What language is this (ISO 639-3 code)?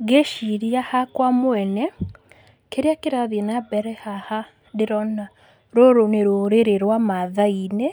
kik